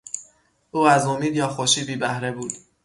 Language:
Persian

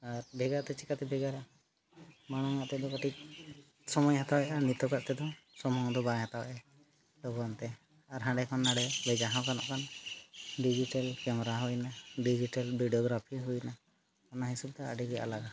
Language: Santali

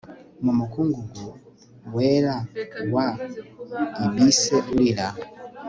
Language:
Kinyarwanda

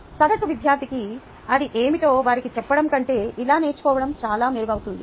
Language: Telugu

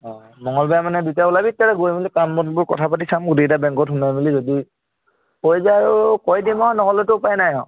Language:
Assamese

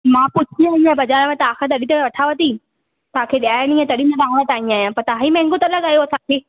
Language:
Sindhi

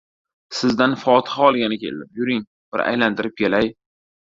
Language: Uzbek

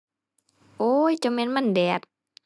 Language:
Thai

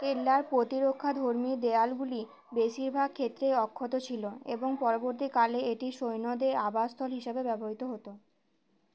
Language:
Bangla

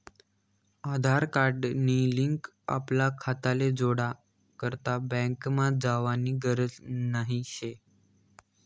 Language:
Marathi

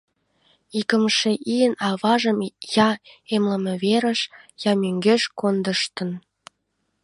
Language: Mari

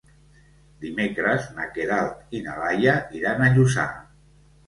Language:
Catalan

